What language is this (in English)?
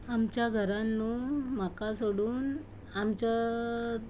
Konkani